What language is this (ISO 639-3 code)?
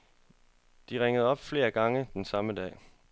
dan